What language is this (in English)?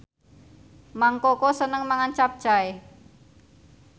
Javanese